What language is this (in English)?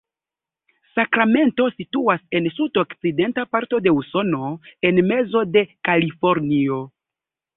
Esperanto